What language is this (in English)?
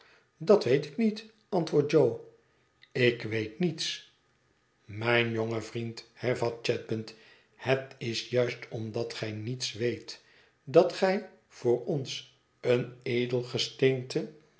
Dutch